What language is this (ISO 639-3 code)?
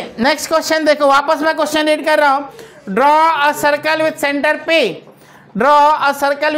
hin